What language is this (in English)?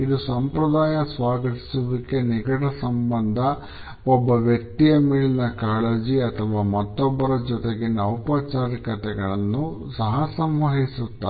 Kannada